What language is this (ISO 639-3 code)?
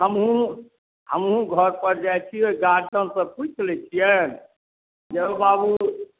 mai